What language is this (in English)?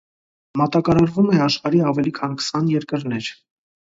Armenian